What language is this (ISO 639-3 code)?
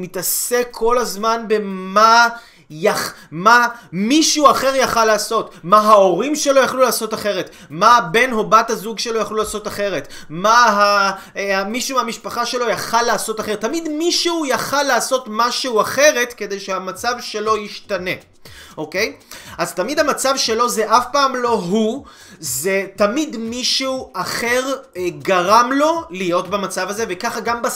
heb